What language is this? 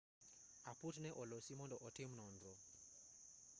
Luo (Kenya and Tanzania)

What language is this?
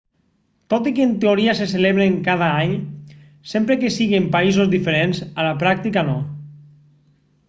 Catalan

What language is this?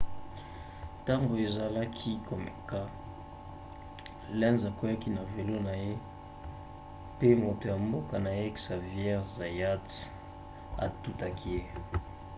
Lingala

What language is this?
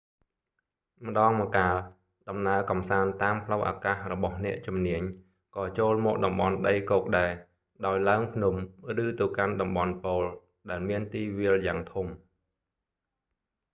Khmer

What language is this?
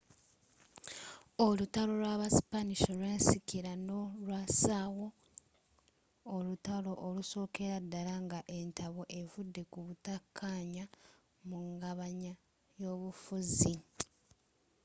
Ganda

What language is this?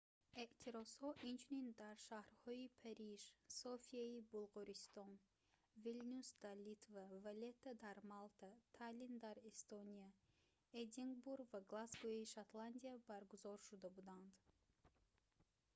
Tajik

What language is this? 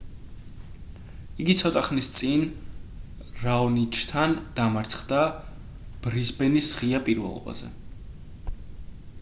Georgian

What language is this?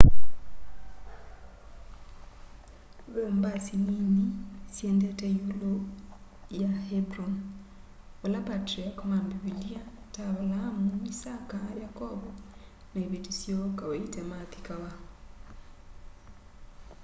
Kamba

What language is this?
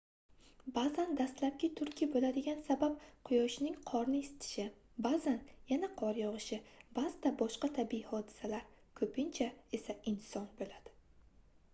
Uzbek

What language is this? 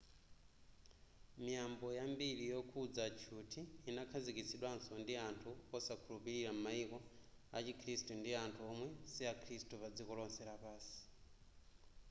Nyanja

